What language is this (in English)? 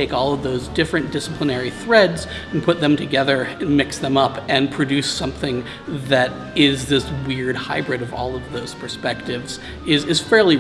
English